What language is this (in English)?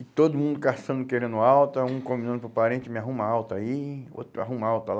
Portuguese